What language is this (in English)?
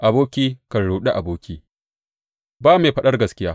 Hausa